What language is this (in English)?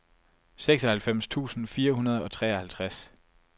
Danish